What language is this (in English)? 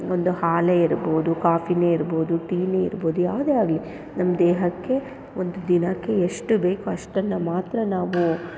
Kannada